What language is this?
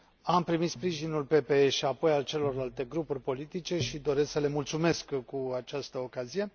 Romanian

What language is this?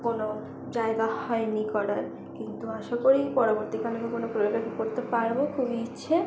Bangla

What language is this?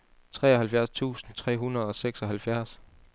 Danish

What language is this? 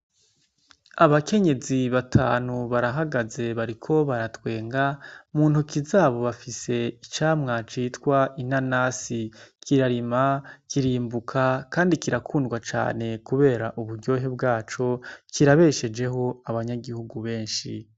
Rundi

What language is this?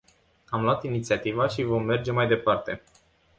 Romanian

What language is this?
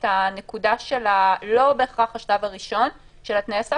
Hebrew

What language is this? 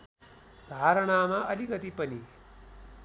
Nepali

